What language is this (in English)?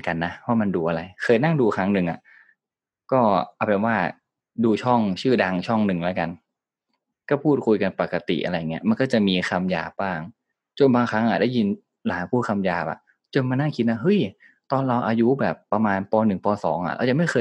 Thai